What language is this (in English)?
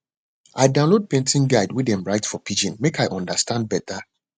Nigerian Pidgin